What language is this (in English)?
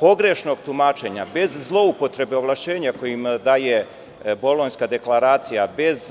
Serbian